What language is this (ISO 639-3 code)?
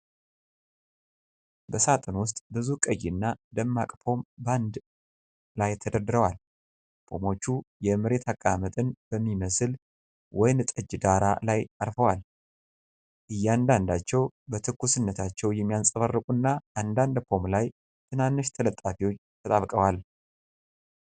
amh